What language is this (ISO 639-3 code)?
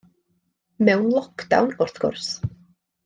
cym